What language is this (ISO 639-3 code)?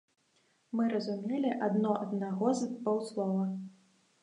bel